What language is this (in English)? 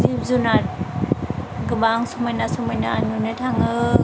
Bodo